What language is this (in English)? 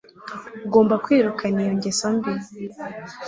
Kinyarwanda